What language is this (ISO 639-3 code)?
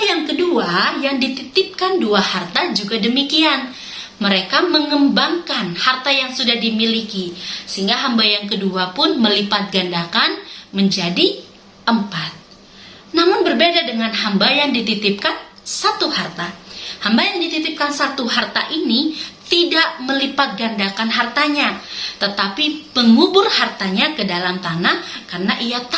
ind